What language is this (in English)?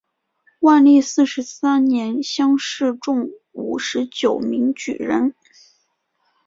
Chinese